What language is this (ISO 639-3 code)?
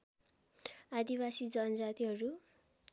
nep